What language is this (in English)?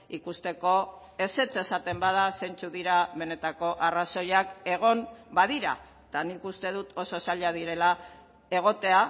Basque